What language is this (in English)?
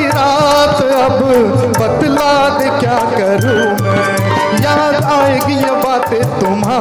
Arabic